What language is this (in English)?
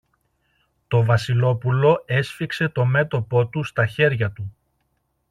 Greek